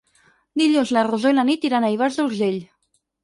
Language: Catalan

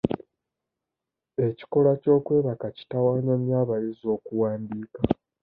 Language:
Ganda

